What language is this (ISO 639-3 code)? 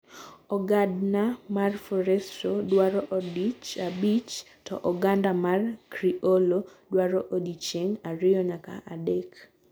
luo